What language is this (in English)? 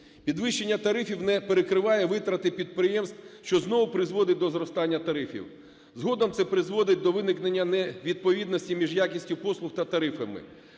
Ukrainian